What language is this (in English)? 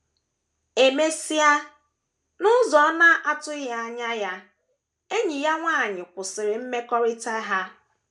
Igbo